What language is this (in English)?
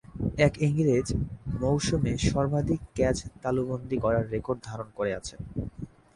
Bangla